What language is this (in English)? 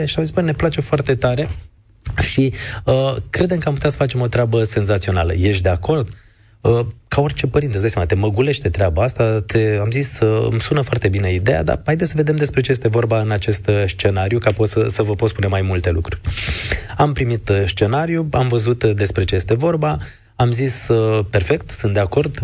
Romanian